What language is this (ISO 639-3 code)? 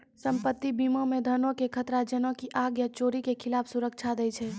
mai